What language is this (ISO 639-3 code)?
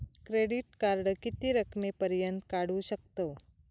mar